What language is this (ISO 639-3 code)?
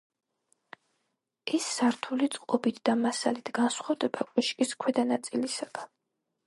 kat